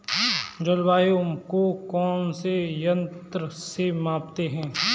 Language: Hindi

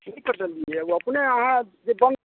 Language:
Maithili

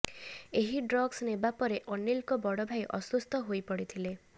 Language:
Odia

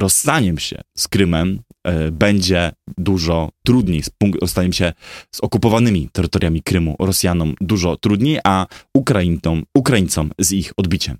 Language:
Polish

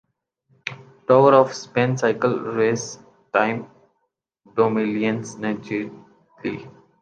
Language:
Urdu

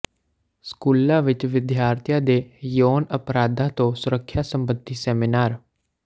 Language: Punjabi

